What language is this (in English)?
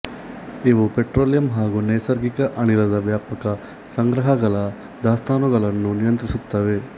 Kannada